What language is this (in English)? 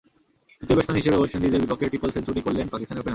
Bangla